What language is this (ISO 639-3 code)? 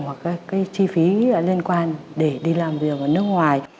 vie